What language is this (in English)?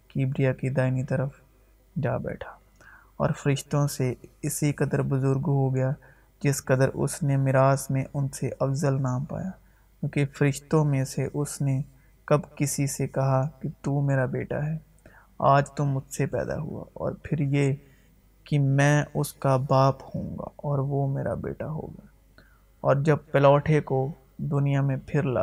Urdu